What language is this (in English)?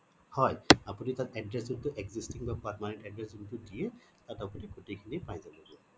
Assamese